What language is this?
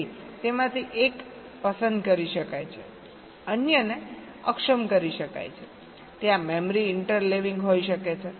Gujarati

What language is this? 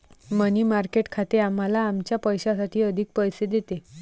Marathi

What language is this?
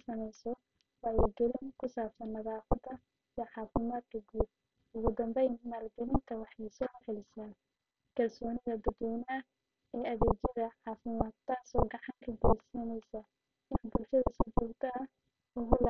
Somali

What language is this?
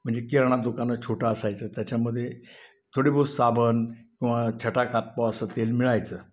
Marathi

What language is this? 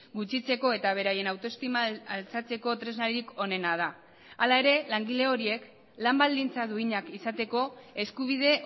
Basque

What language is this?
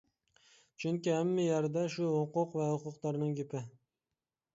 Uyghur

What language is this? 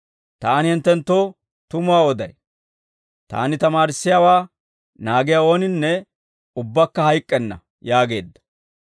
Dawro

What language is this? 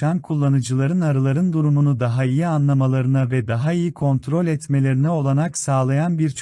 Turkish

